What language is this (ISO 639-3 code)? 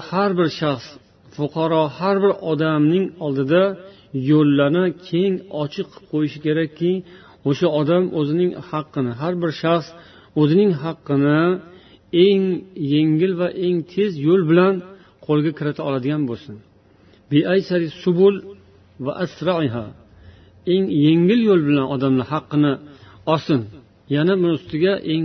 bul